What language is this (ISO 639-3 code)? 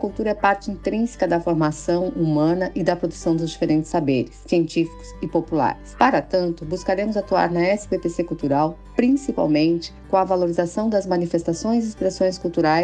por